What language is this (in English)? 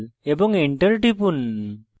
Bangla